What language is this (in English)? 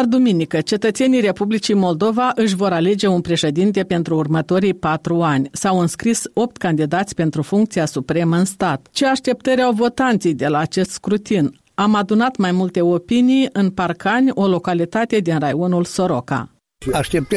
Romanian